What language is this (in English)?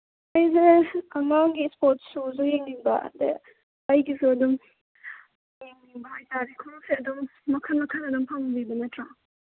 Manipuri